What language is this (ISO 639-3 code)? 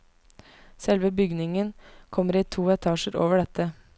nor